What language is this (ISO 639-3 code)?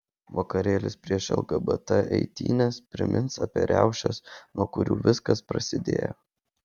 lit